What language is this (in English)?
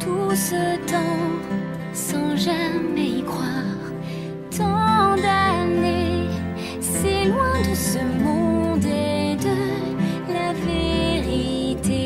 French